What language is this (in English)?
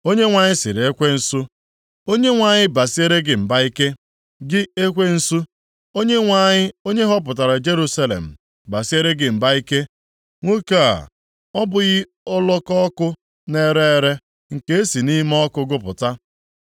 Igbo